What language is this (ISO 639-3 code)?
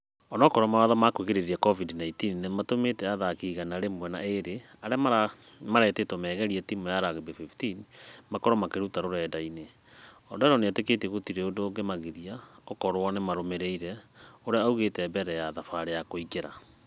kik